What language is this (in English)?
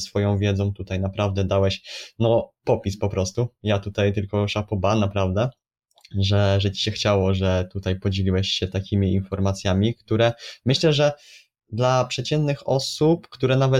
Polish